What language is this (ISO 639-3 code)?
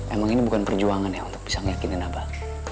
ind